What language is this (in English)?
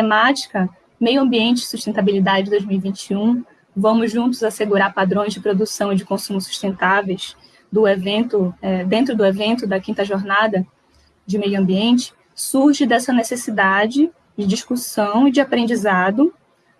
Portuguese